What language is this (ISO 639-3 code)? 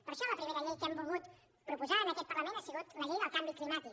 cat